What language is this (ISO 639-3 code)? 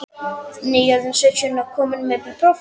isl